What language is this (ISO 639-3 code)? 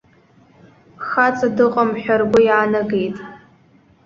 abk